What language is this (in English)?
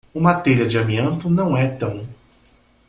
Portuguese